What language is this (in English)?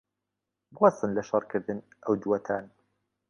Central Kurdish